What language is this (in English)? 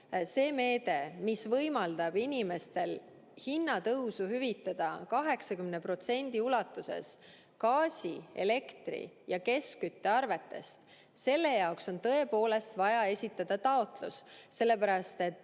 Estonian